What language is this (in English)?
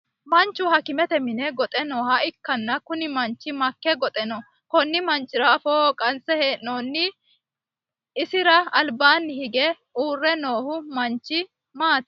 Sidamo